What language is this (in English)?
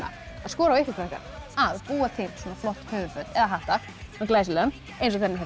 Icelandic